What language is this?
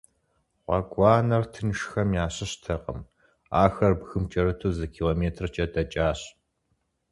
Kabardian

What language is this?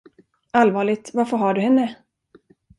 Swedish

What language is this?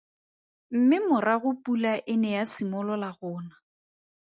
Tswana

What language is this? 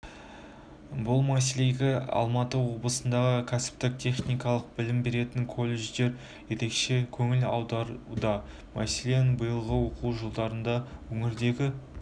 Kazakh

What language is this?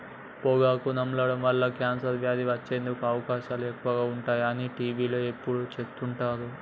Telugu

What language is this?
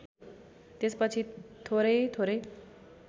Nepali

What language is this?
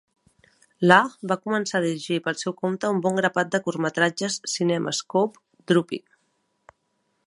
Catalan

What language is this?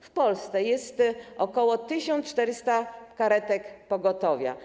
Polish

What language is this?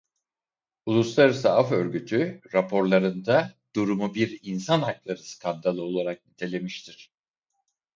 Turkish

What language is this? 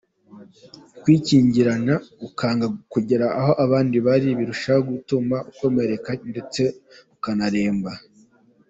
Kinyarwanda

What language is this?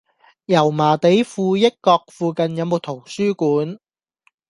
Cantonese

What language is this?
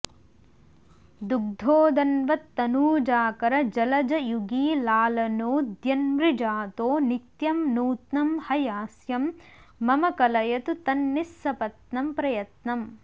Sanskrit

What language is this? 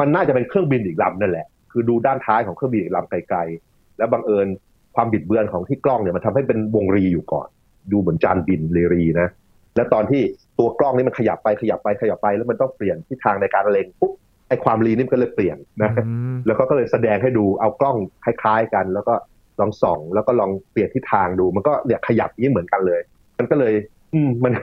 Thai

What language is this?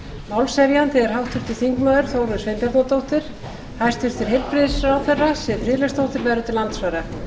Icelandic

